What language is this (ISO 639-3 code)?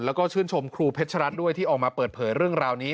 tha